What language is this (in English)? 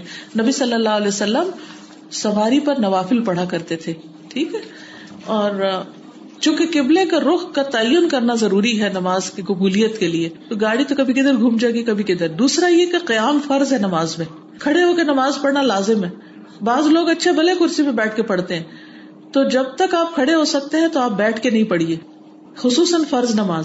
Urdu